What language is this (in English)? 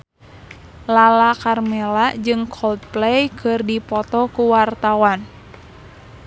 Sundanese